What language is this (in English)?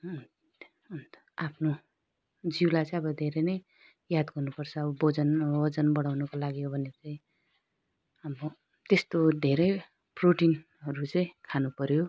Nepali